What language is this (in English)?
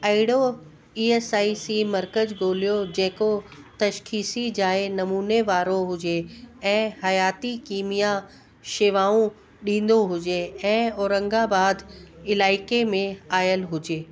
Sindhi